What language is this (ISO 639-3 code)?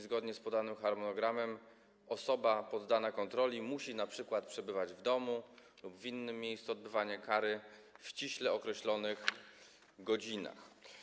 pol